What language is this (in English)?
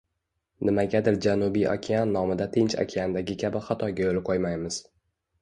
Uzbek